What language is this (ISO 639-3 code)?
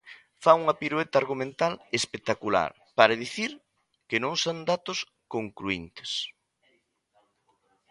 glg